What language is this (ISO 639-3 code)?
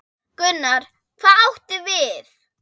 isl